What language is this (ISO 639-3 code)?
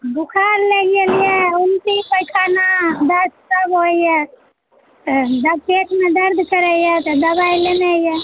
mai